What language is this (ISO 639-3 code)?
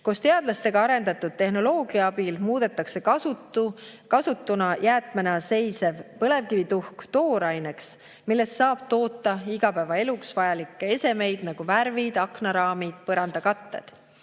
est